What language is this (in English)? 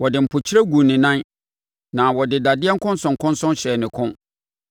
Akan